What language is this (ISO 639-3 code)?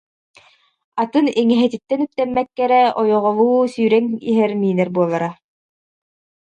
sah